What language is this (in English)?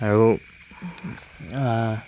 Assamese